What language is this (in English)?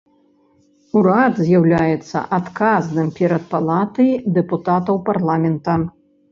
Belarusian